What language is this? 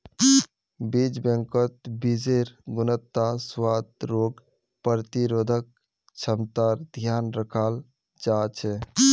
Magahi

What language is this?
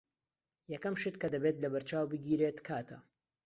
Central Kurdish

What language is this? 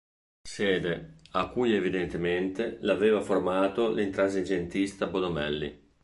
Italian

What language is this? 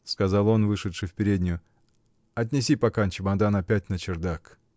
Russian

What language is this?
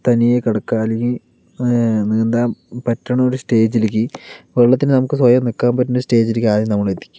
Malayalam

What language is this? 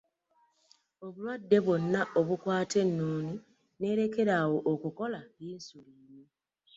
Ganda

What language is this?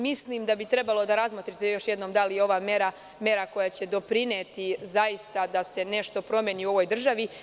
Serbian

